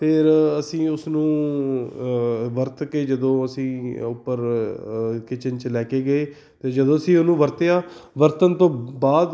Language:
Punjabi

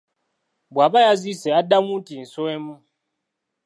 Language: Ganda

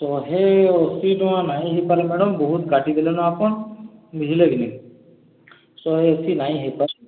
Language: Odia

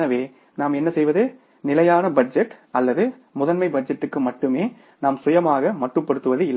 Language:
Tamil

